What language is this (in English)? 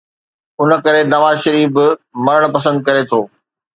Sindhi